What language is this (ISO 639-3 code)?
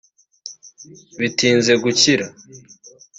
kin